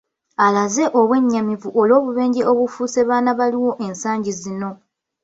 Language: Ganda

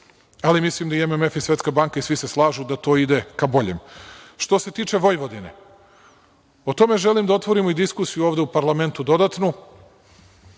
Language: Serbian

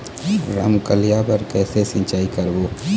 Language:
Chhattisgarhi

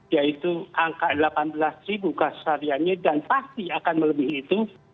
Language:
Indonesian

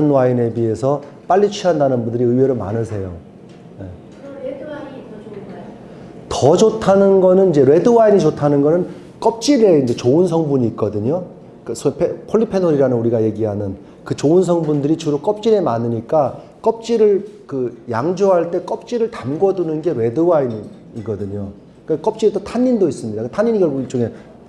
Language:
Korean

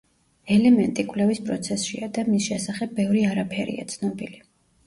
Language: Georgian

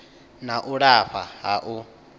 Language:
Venda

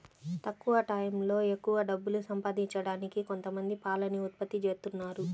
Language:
Telugu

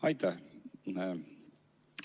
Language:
Estonian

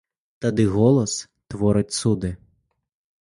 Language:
Belarusian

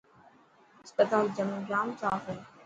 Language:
Dhatki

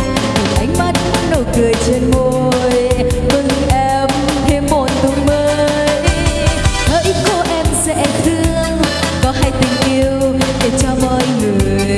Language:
Khmer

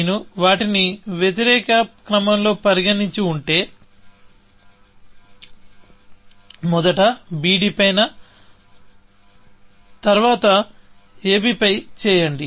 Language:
Telugu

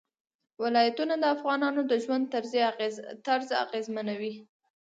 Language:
Pashto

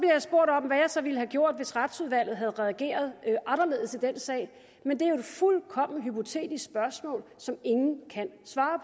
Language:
Danish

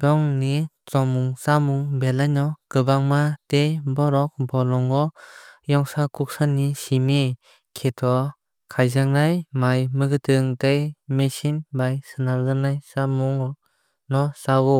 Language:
Kok Borok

